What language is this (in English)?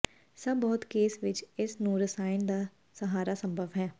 Punjabi